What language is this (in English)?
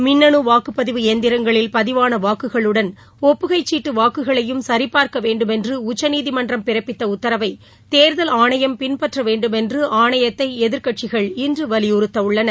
Tamil